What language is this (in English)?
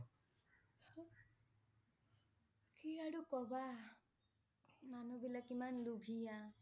Assamese